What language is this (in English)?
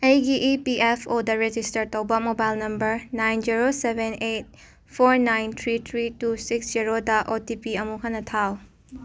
Manipuri